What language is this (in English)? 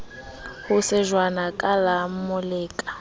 Southern Sotho